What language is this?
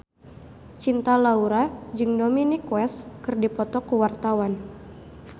Sundanese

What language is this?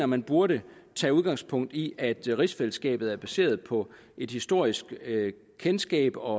Danish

